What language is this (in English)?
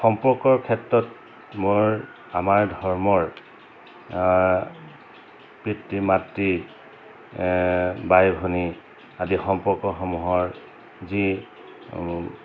Assamese